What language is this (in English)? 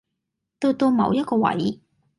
Cantonese